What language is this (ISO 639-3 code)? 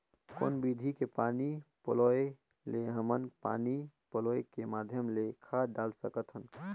hne